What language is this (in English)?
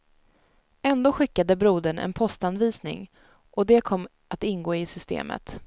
Swedish